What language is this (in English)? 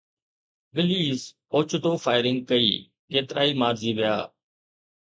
Sindhi